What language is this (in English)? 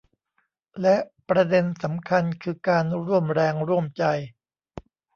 Thai